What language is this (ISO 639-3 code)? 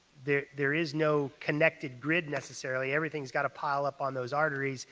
eng